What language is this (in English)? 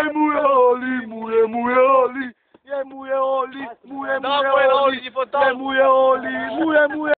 Romanian